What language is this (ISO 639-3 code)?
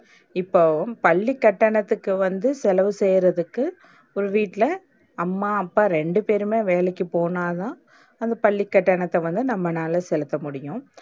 tam